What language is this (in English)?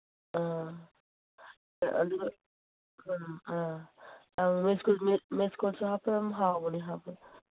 Manipuri